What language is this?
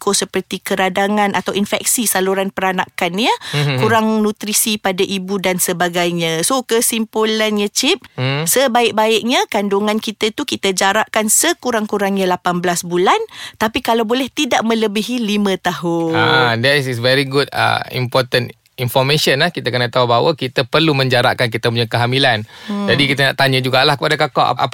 Malay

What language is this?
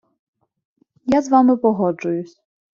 Ukrainian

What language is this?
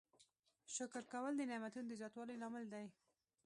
Pashto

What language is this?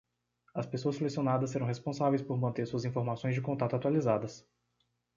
Portuguese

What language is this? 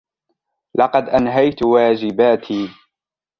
Arabic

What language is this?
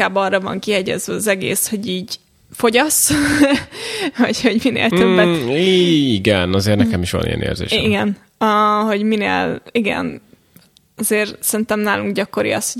Hungarian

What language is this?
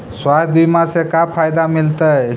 Magahi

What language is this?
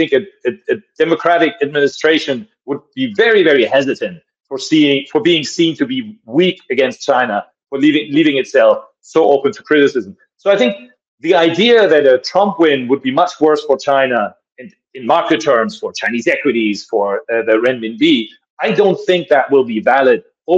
English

